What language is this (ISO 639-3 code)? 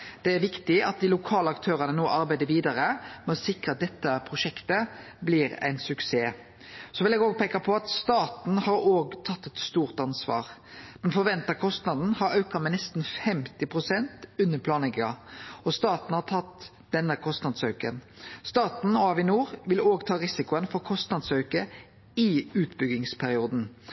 nno